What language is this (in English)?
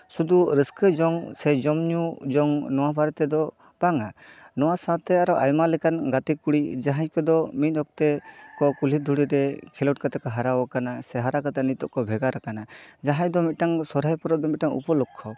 Santali